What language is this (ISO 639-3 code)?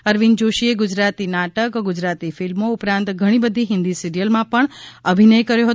guj